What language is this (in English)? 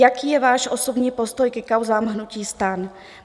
Czech